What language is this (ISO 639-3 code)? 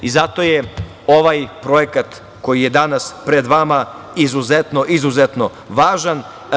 srp